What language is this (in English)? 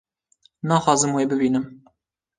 Kurdish